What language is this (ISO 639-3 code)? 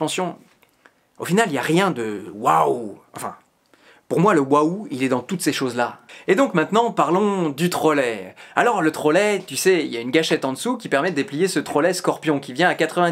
fra